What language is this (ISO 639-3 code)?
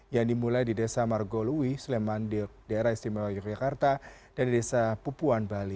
ind